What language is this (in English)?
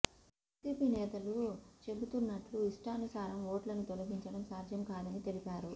Telugu